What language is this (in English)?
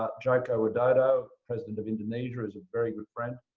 English